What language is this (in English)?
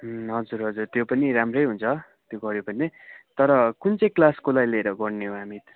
Nepali